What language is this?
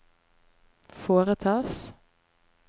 Norwegian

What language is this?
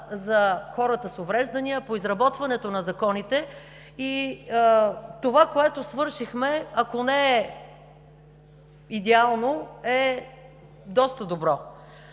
Bulgarian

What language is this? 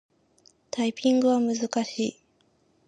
Japanese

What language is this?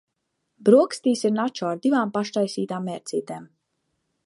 Latvian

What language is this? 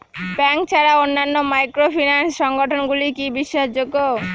Bangla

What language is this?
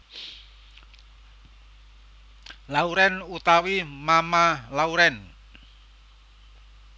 Javanese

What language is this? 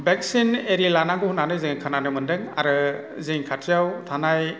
Bodo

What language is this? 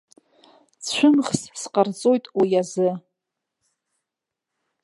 Abkhazian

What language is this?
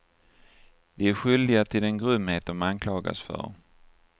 Swedish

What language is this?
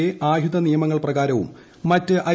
Malayalam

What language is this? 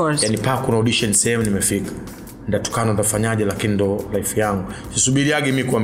Swahili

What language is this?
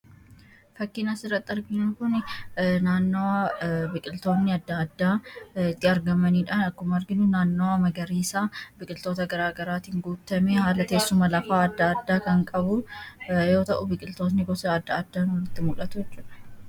Oromo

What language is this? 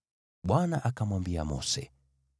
Swahili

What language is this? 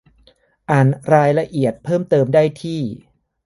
Thai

